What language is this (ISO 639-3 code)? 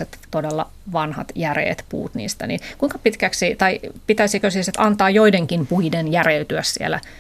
fin